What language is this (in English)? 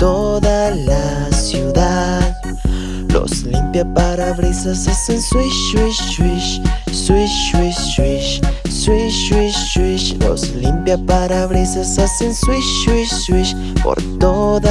Spanish